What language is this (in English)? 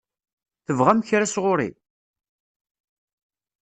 Kabyle